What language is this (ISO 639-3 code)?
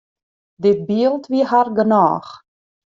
fry